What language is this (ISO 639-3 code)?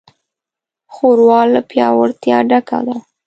pus